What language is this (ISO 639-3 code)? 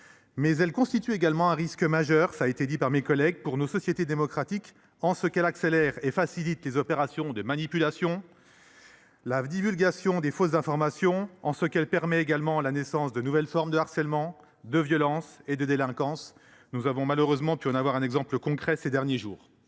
fra